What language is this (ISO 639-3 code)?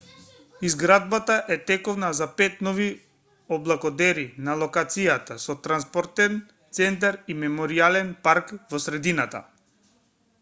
mkd